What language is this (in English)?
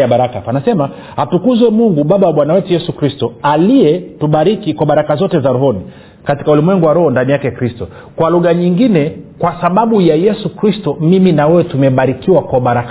Swahili